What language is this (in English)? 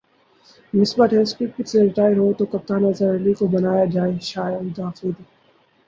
Urdu